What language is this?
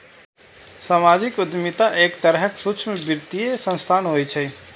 Maithili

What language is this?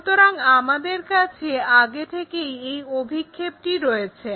Bangla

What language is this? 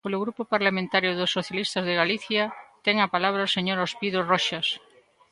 Galician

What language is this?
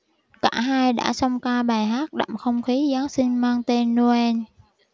Vietnamese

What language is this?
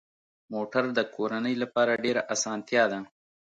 Pashto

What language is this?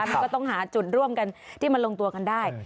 Thai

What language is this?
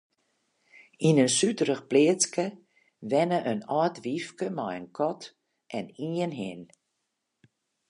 Western Frisian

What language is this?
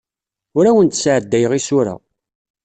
Kabyle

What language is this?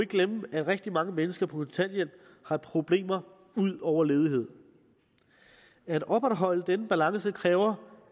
Danish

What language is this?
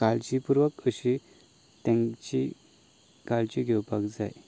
Konkani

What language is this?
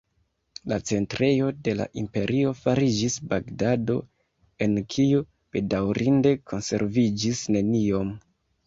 Esperanto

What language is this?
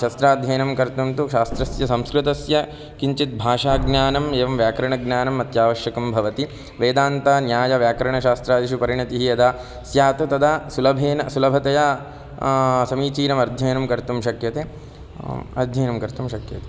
Sanskrit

